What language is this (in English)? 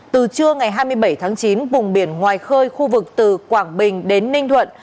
Vietnamese